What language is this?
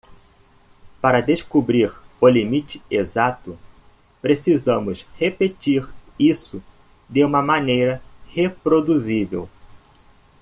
Portuguese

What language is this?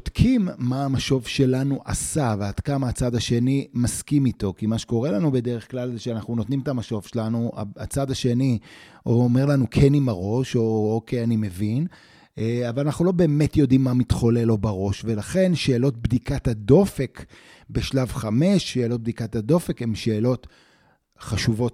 Hebrew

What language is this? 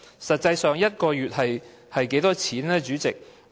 Cantonese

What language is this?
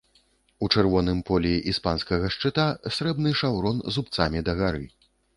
Belarusian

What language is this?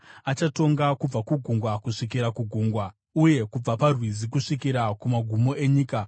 Shona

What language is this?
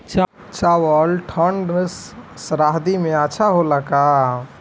Bhojpuri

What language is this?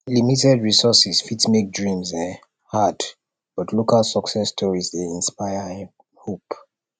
Nigerian Pidgin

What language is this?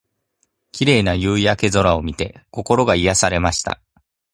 Japanese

